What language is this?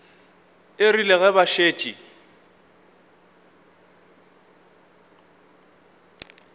Northern Sotho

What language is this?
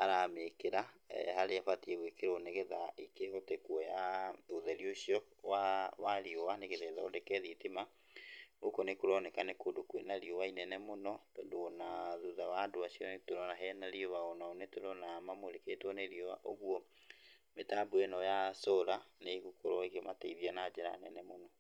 Kikuyu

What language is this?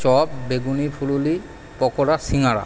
Bangla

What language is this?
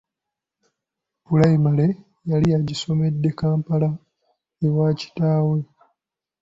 Ganda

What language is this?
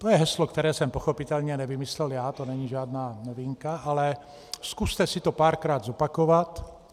Czech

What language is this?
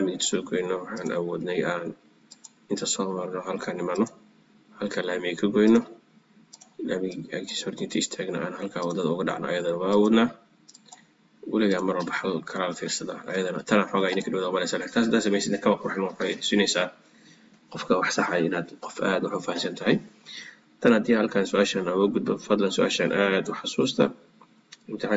Arabic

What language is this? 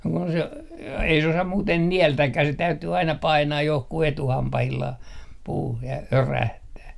Finnish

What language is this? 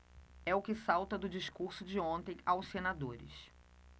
Portuguese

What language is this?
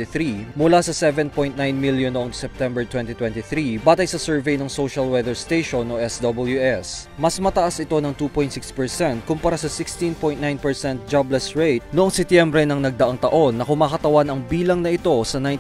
Filipino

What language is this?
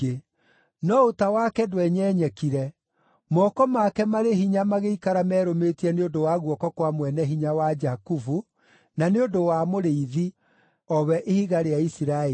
Kikuyu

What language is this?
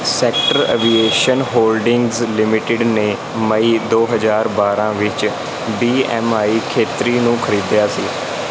Punjabi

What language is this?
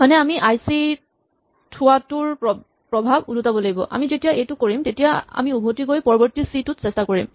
Assamese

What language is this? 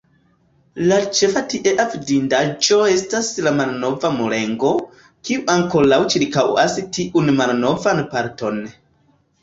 Esperanto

